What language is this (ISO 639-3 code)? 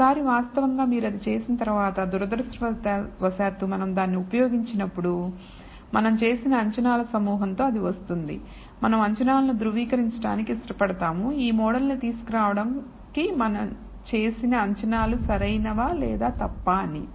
tel